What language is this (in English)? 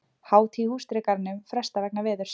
Icelandic